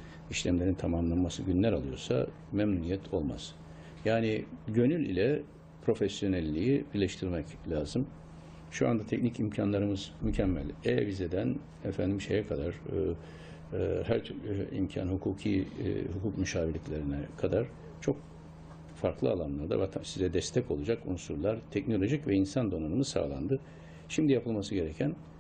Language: Turkish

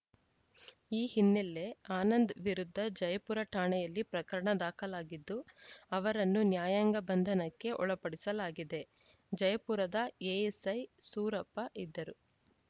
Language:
Kannada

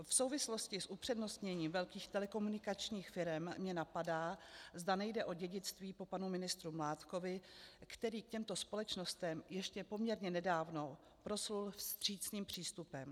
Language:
Czech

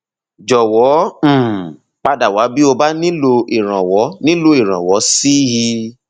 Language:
Yoruba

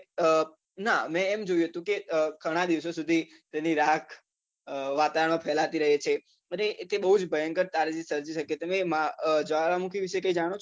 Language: Gujarati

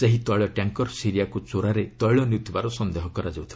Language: Odia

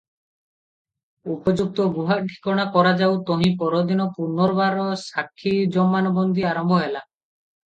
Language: Odia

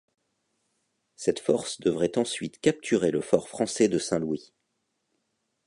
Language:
French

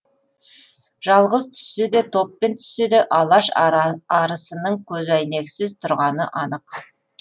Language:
Kazakh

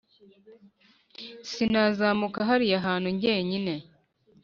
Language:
Kinyarwanda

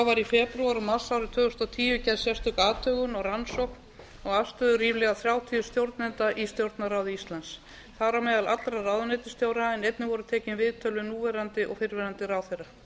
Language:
Icelandic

